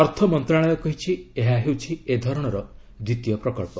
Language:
Odia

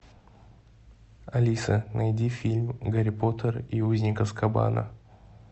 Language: Russian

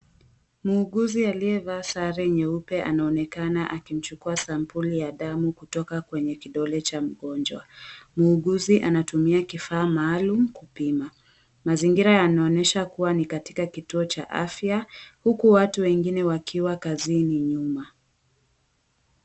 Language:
Swahili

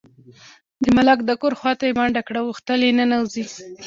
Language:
Pashto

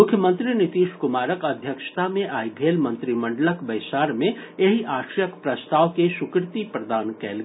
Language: Maithili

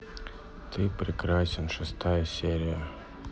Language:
Russian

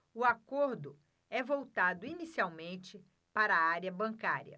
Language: Portuguese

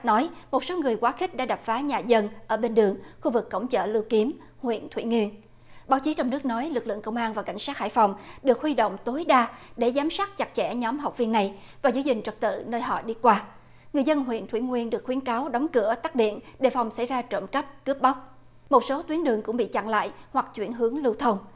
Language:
Vietnamese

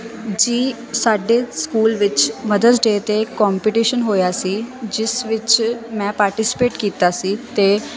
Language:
Punjabi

